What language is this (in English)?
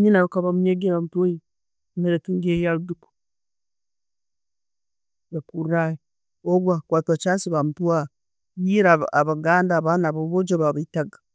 Tooro